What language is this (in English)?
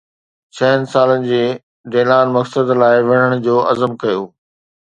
Sindhi